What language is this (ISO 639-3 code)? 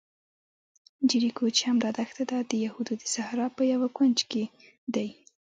pus